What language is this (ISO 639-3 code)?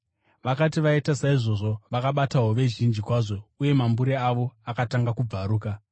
sna